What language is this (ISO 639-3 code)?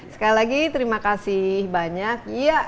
ind